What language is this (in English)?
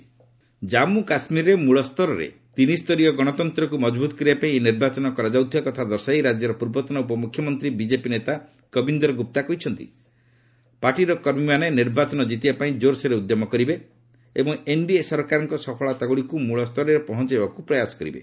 Odia